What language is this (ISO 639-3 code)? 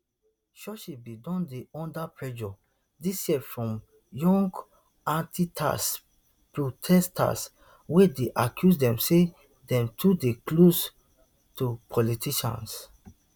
pcm